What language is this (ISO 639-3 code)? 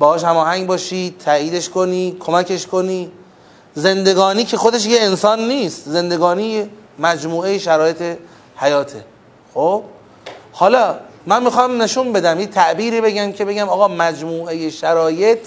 fas